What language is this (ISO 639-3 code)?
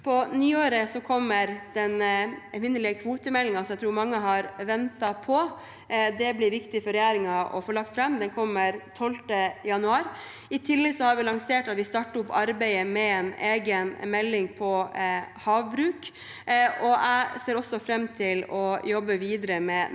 nor